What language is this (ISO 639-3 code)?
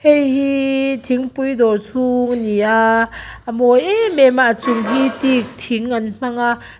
lus